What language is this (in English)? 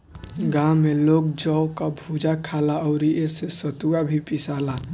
Bhojpuri